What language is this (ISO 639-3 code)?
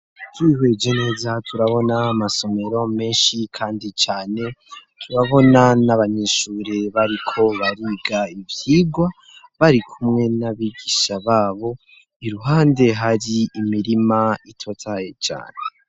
run